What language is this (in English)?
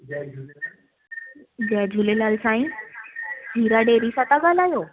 Sindhi